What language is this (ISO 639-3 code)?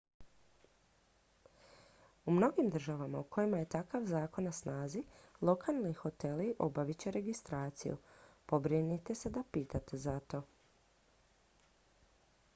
hrv